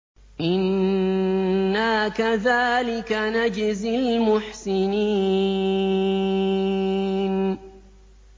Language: Arabic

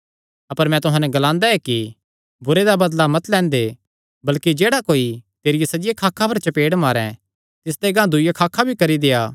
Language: Kangri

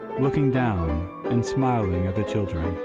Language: English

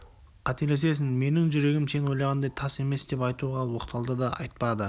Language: Kazakh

